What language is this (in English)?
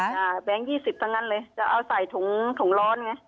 Thai